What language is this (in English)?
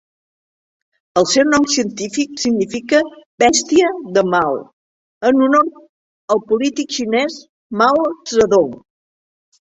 Catalan